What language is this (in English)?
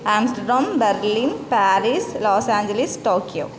Sanskrit